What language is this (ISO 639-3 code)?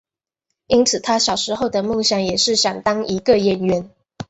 zho